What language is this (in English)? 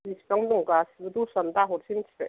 Bodo